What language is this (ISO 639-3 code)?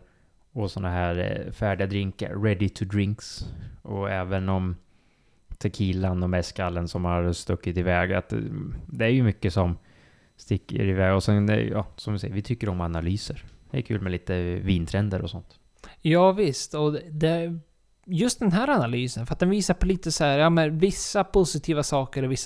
swe